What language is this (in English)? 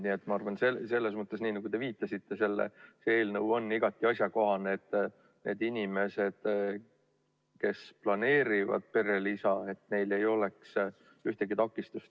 Estonian